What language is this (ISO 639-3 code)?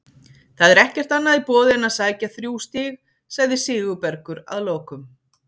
isl